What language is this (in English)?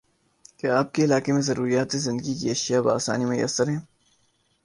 Urdu